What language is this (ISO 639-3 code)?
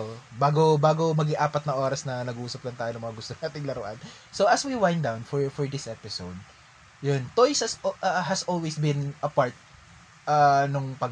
fil